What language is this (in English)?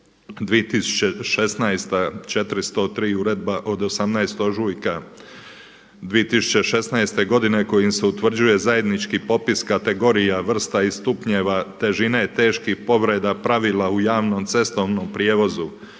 Croatian